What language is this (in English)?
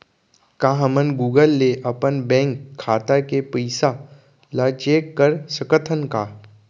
Chhattisgarhi